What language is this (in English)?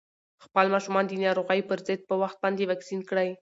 Pashto